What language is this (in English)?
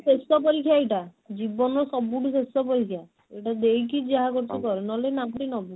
Odia